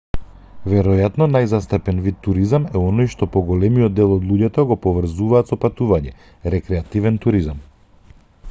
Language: Macedonian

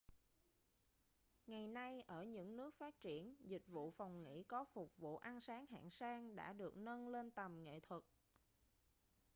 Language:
Vietnamese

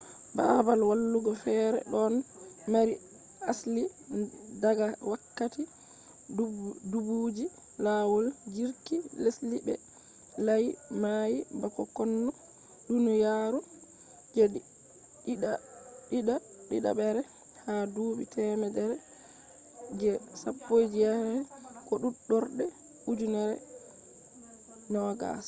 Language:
Fula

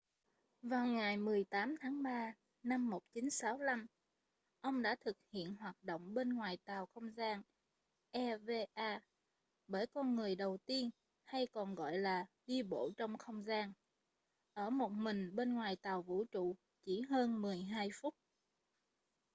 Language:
Vietnamese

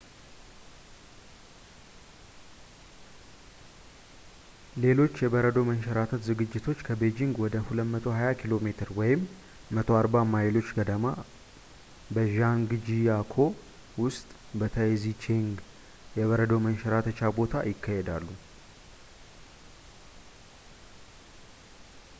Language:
Amharic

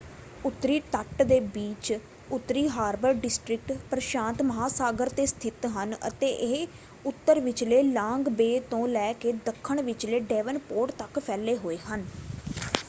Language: Punjabi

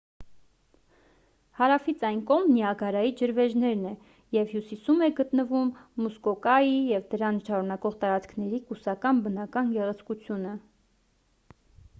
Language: Armenian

